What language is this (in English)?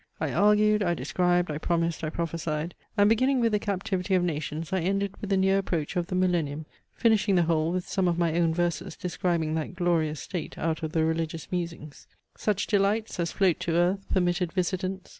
English